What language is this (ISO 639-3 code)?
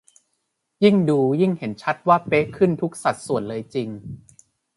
tha